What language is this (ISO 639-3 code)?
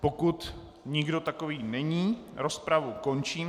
ces